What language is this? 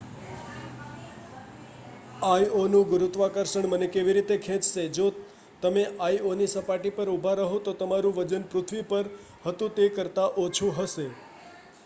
Gujarati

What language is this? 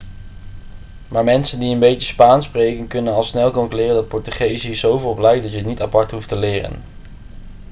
Dutch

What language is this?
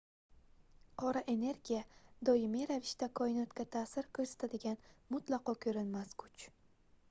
Uzbek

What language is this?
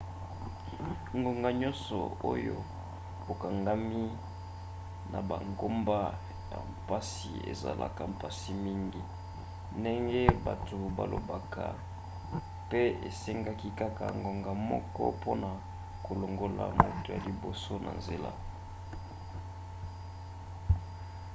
Lingala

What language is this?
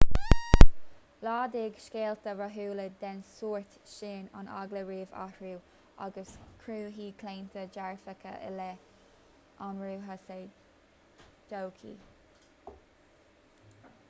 Irish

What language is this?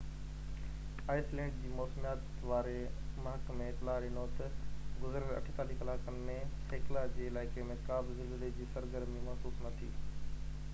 Sindhi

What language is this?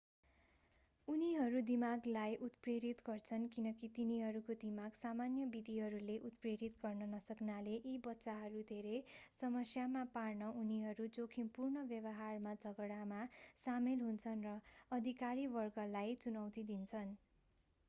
Nepali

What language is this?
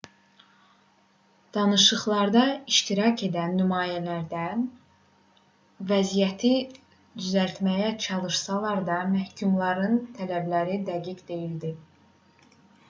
Azerbaijani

